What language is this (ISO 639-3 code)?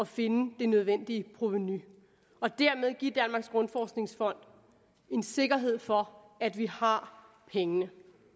dan